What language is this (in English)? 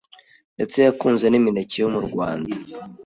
Kinyarwanda